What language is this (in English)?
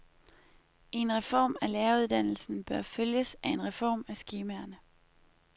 Danish